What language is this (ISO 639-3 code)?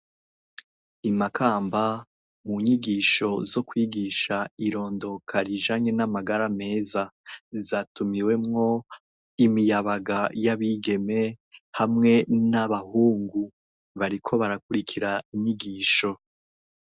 run